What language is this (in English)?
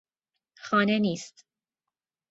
Persian